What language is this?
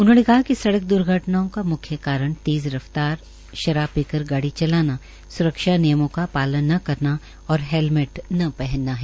Hindi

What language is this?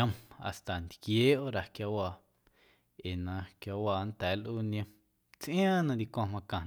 Guerrero Amuzgo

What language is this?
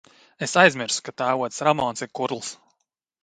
Latvian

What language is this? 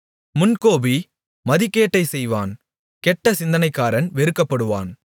Tamil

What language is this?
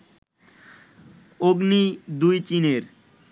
Bangla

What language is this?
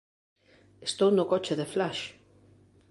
Galician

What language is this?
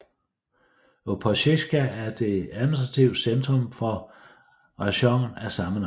Danish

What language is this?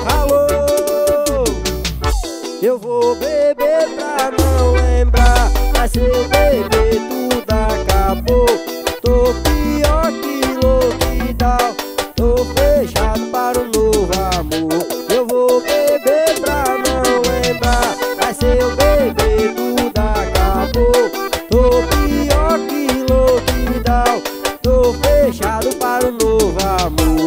Portuguese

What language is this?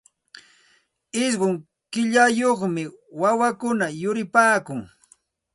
Santa Ana de Tusi Pasco Quechua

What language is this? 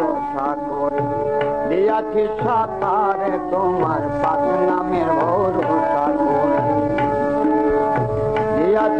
Romanian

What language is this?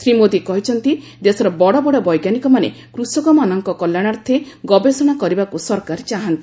Odia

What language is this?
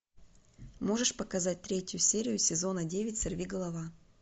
Russian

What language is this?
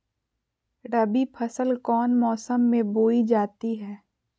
Magahi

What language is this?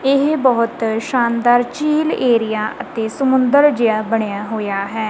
Punjabi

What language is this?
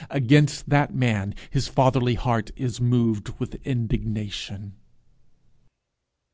English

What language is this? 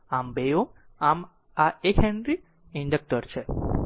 Gujarati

